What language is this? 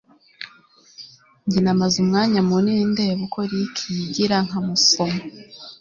Kinyarwanda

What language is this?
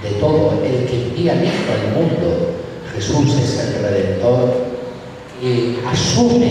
Spanish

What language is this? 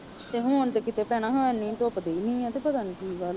Punjabi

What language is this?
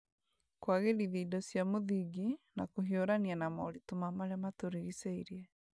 Kikuyu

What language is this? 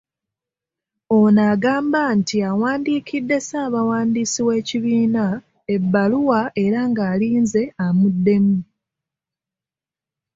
Ganda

